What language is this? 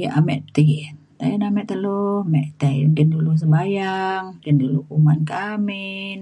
Mainstream Kenyah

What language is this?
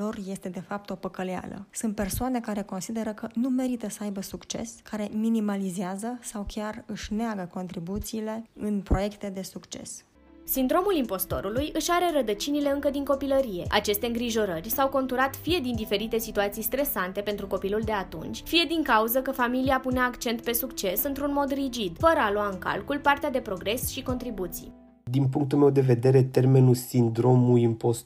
Romanian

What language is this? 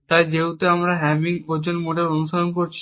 Bangla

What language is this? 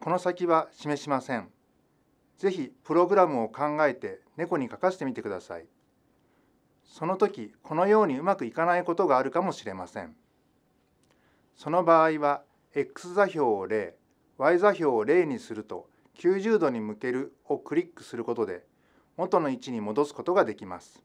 Japanese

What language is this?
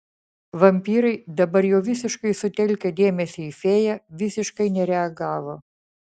Lithuanian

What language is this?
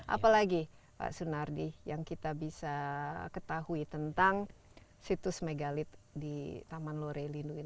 Indonesian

